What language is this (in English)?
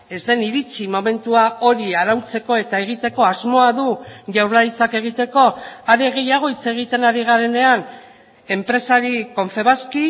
Basque